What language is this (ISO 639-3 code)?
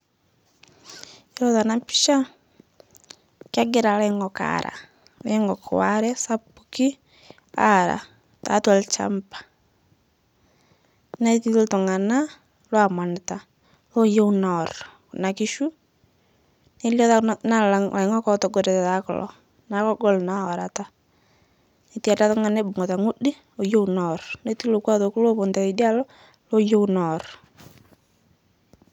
mas